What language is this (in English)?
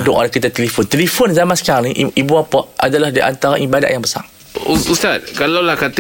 Malay